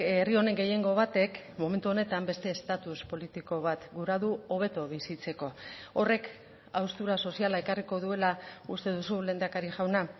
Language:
Basque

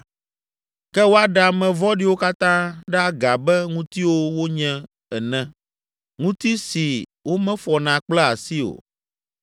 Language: Ewe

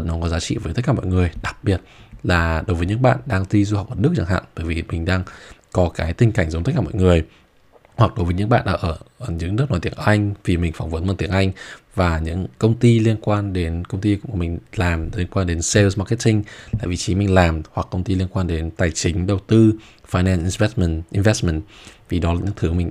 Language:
Vietnamese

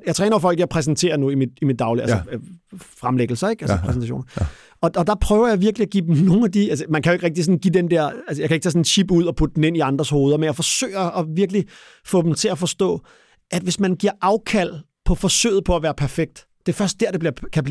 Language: Danish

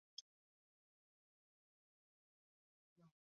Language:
Swahili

